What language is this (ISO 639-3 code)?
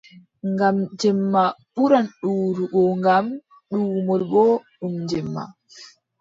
fub